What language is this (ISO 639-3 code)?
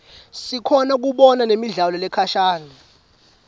ssw